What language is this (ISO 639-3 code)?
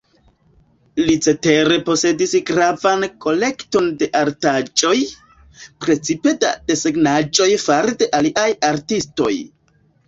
epo